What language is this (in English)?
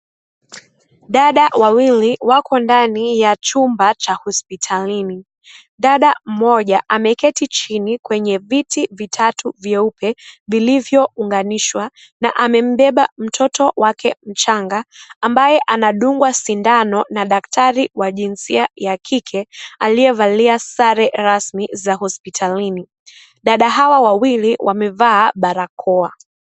Swahili